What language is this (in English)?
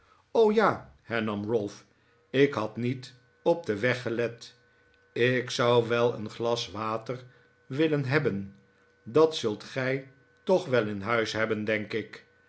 Dutch